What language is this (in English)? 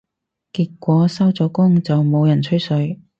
Cantonese